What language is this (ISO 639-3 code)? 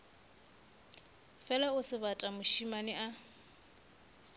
nso